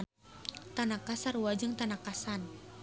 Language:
Sundanese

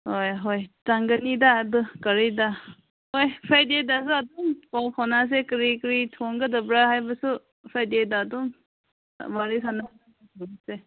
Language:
Manipuri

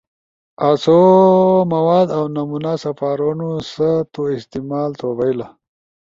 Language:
Ushojo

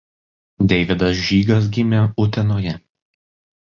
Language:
Lithuanian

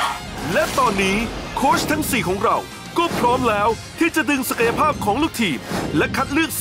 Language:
Thai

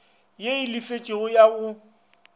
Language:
Northern Sotho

